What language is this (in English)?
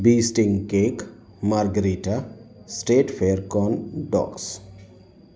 Sindhi